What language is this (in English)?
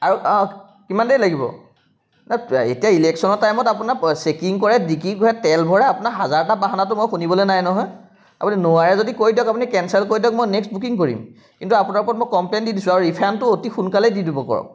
Assamese